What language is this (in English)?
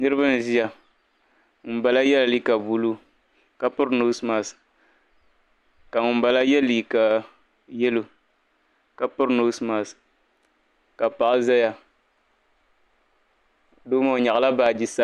Dagbani